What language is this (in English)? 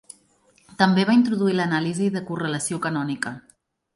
Catalan